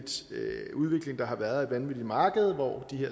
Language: Danish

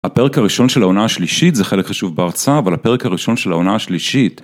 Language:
Hebrew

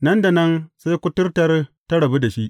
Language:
Hausa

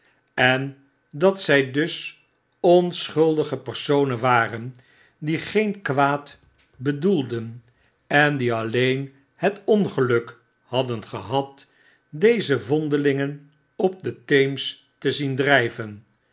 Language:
Dutch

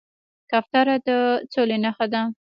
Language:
Pashto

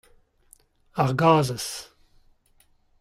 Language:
Breton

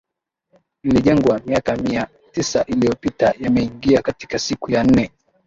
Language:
Swahili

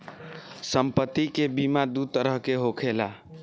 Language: Bhojpuri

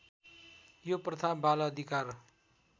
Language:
Nepali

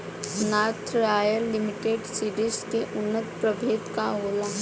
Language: Bhojpuri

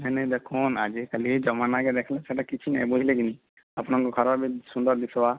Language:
Odia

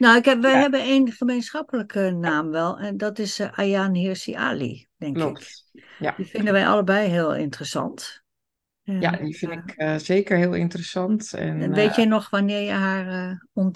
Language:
Dutch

